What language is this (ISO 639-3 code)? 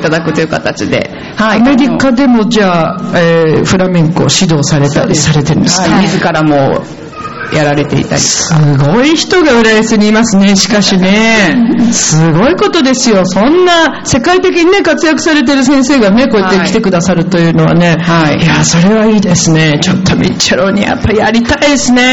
jpn